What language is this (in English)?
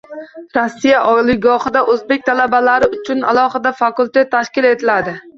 Uzbek